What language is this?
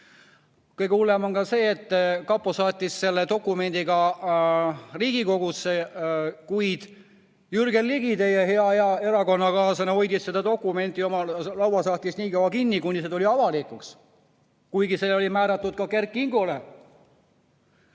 Estonian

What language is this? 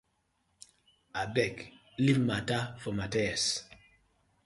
Nigerian Pidgin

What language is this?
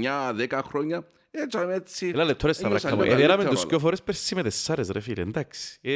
Greek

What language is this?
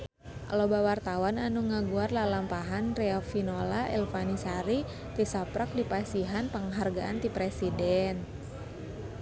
Sundanese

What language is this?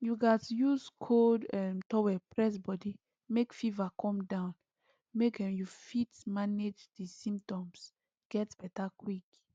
Nigerian Pidgin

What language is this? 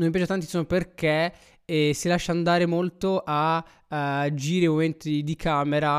Italian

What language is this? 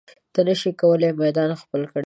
Pashto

